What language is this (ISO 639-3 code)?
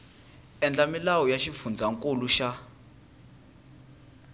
tso